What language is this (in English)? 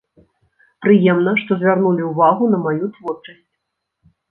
Belarusian